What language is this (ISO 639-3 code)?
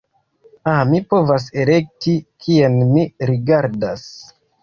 epo